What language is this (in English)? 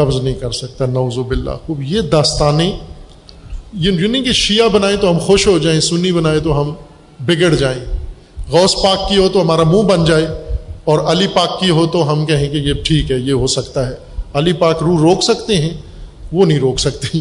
Urdu